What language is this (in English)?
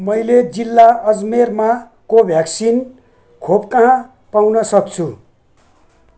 Nepali